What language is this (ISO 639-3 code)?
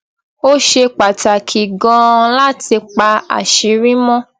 yor